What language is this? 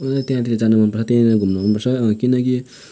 Nepali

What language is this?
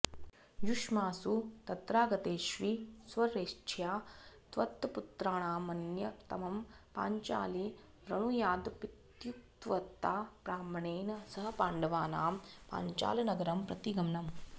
Sanskrit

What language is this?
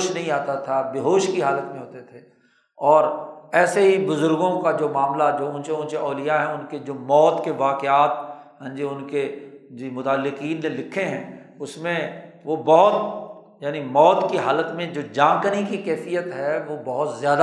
Urdu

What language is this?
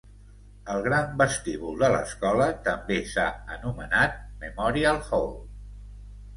Catalan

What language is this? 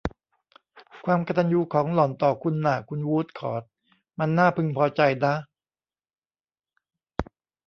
Thai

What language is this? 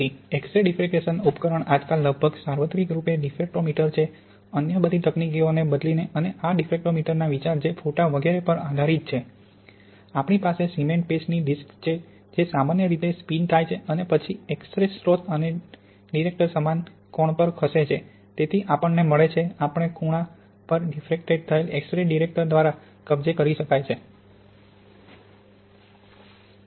Gujarati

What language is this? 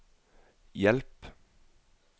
Norwegian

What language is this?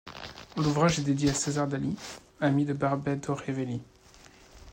French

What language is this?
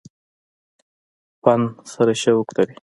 Pashto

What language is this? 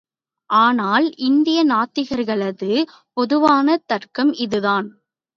Tamil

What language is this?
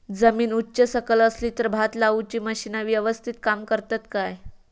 Marathi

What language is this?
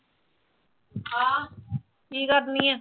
Punjabi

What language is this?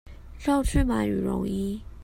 Chinese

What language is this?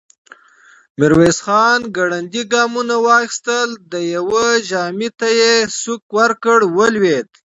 Pashto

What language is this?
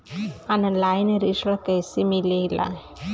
Bhojpuri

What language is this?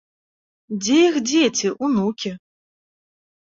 Belarusian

